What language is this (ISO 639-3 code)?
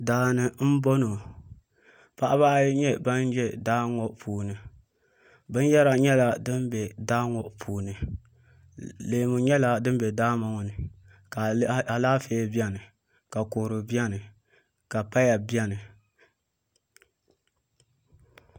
dag